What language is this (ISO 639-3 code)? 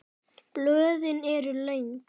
isl